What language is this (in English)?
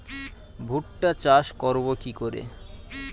Bangla